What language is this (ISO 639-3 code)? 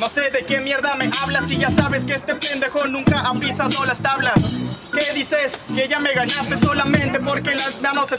spa